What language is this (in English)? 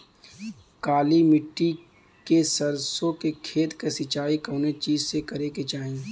Bhojpuri